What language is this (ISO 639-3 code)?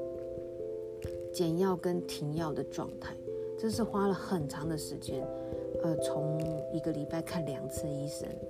zho